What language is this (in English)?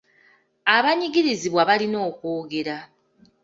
Ganda